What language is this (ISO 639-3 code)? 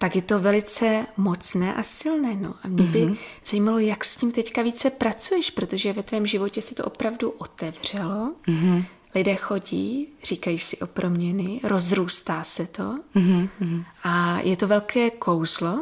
ces